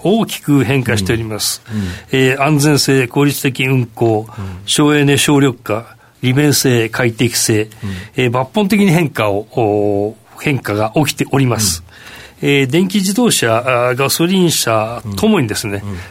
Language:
Japanese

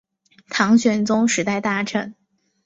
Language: Chinese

